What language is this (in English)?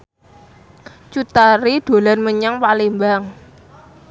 Javanese